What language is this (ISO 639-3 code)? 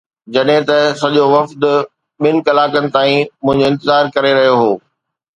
snd